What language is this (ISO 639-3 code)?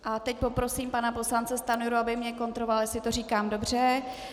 ces